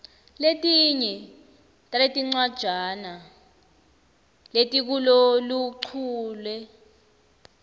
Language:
Swati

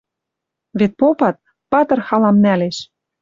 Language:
Western Mari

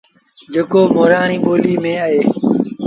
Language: Sindhi Bhil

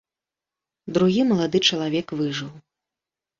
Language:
Belarusian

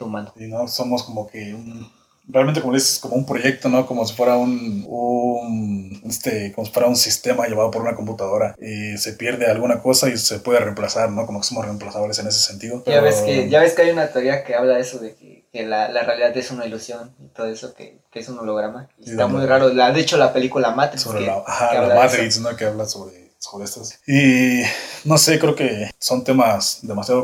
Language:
Spanish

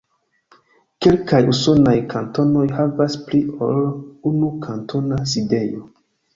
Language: Esperanto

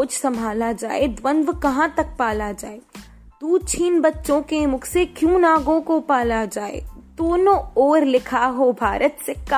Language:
Hindi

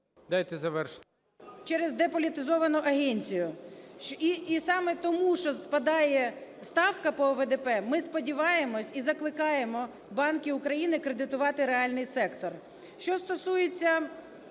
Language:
Ukrainian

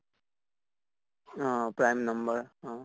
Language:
Assamese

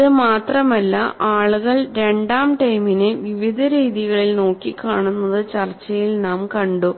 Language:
Malayalam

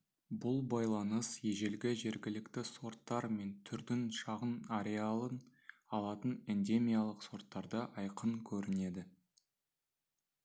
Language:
Kazakh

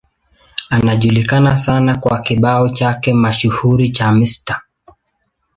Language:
Swahili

